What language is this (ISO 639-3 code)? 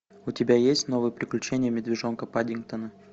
rus